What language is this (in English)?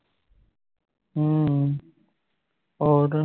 Punjabi